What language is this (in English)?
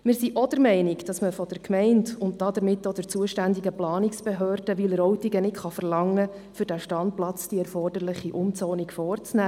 Swiss German